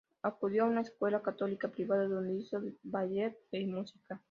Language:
Spanish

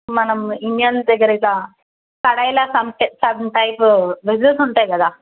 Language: Telugu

